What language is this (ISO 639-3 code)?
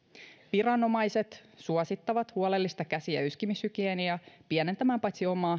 fin